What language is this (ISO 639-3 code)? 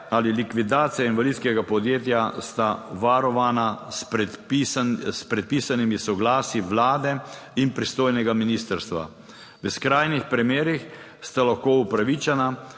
slv